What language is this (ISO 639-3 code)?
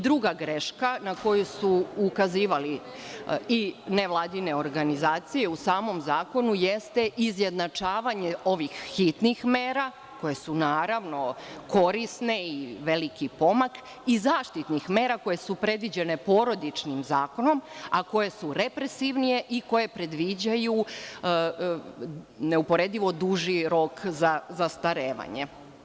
srp